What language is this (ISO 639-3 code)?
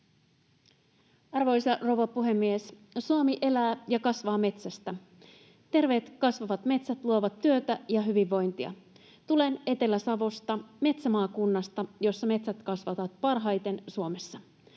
fin